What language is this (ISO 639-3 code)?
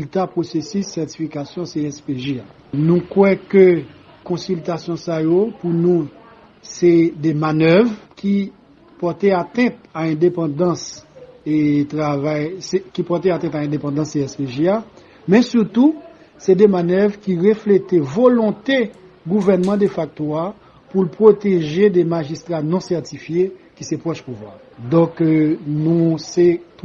fra